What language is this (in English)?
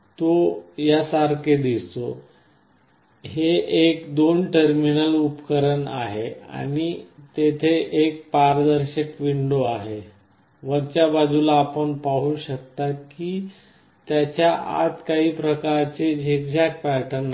Marathi